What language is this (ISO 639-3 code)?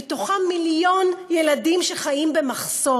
heb